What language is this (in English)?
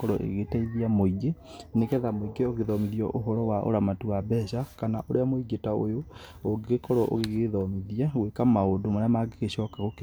Kikuyu